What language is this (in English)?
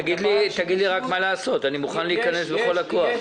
Hebrew